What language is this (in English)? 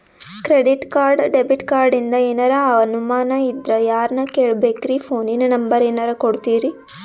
Kannada